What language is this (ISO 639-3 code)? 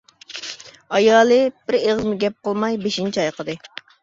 uig